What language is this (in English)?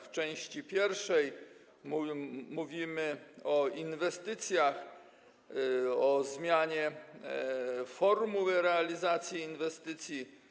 Polish